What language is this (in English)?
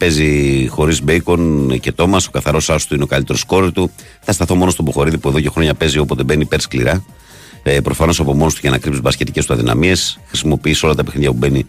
Greek